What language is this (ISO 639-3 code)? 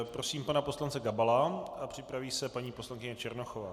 ces